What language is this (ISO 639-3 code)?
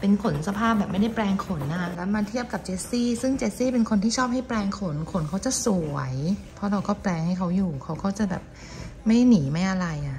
tha